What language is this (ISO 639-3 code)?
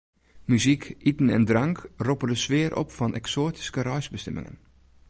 fry